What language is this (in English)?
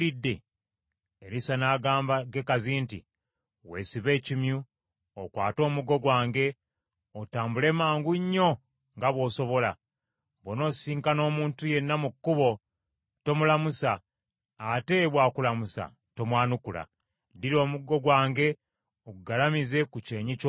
Ganda